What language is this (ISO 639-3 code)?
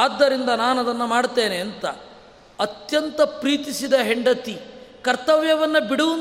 kan